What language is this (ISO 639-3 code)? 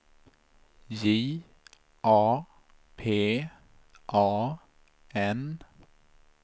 swe